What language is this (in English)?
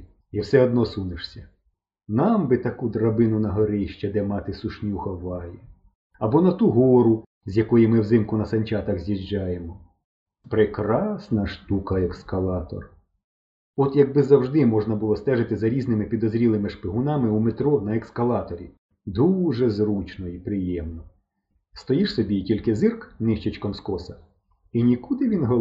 Ukrainian